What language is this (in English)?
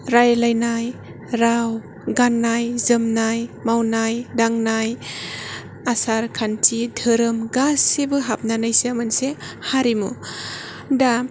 Bodo